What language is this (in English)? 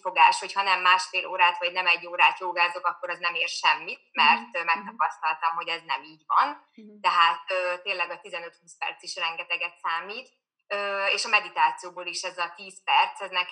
Hungarian